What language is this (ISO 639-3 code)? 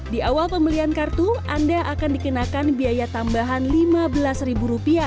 ind